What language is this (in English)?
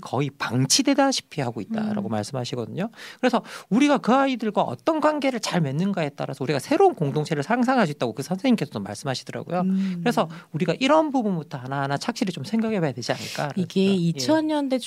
Korean